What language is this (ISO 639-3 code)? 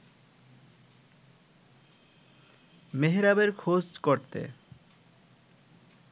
ben